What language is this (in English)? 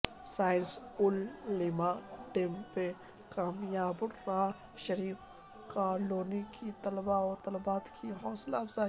Urdu